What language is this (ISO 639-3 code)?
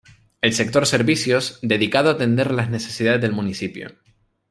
spa